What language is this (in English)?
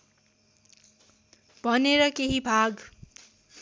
Nepali